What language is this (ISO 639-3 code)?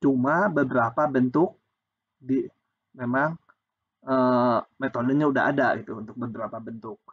ind